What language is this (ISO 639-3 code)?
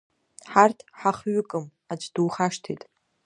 abk